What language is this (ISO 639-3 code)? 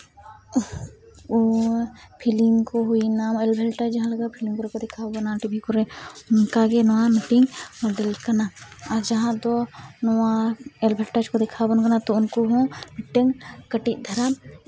sat